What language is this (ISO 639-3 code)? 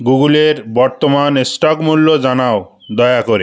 ben